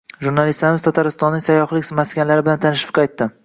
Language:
Uzbek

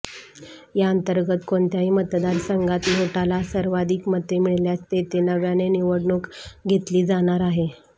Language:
Marathi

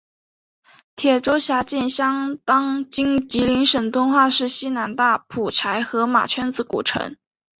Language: Chinese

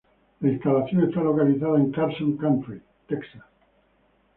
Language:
Spanish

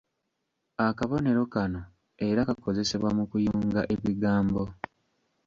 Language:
Ganda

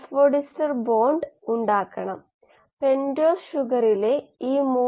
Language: Malayalam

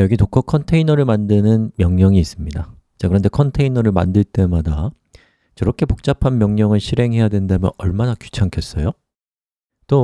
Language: Korean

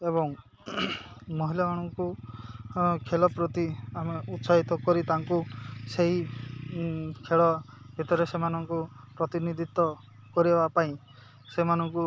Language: Odia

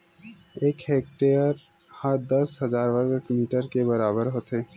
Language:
Chhattisgarhi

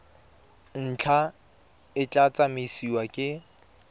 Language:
Tswana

